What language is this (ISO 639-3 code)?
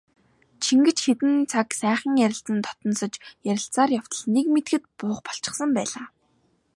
mon